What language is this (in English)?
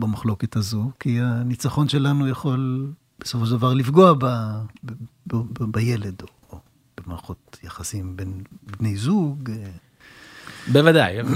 Hebrew